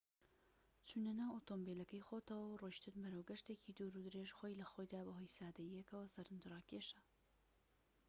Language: Central Kurdish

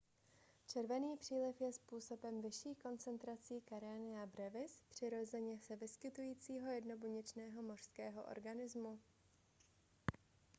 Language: Czech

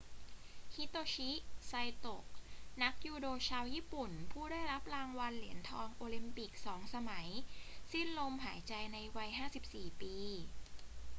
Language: Thai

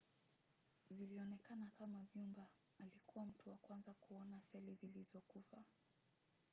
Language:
Swahili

